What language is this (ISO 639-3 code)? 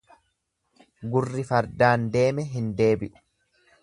orm